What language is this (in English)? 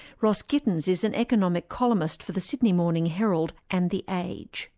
English